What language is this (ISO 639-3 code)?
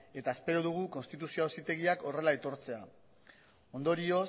eus